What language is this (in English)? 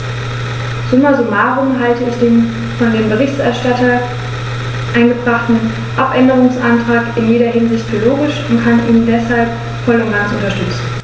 German